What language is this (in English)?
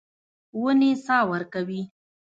Pashto